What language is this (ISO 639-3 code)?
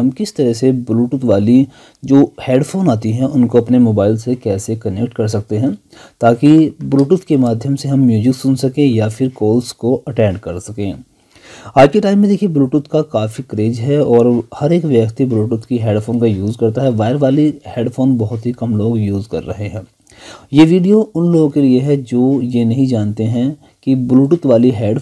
hin